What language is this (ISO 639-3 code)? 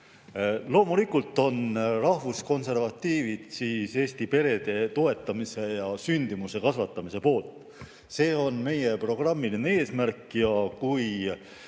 est